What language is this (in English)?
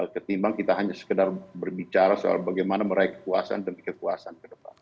Indonesian